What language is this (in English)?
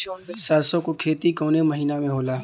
Bhojpuri